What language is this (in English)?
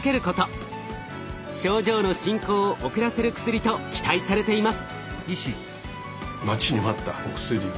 Japanese